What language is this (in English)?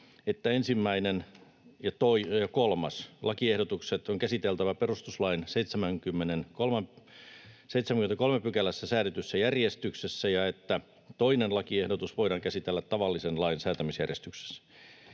Finnish